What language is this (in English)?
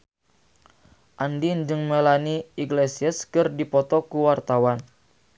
Sundanese